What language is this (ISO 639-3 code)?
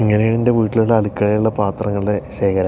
mal